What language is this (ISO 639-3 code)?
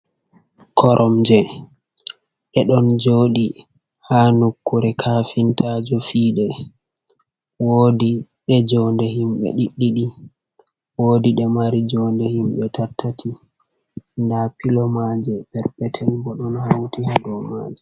ful